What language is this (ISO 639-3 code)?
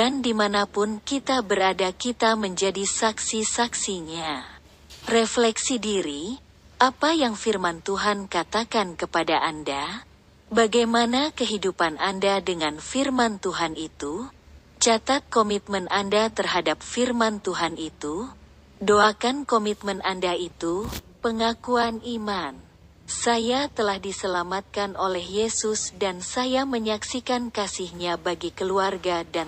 ind